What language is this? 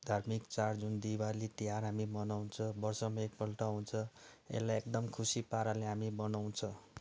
Nepali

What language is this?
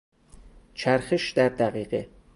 Persian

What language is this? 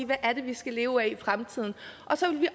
Danish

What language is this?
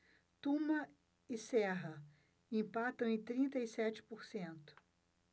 Portuguese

